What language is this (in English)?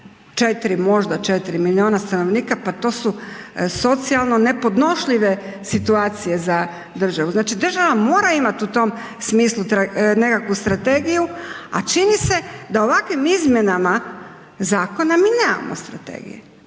Croatian